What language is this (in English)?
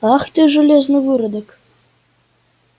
Russian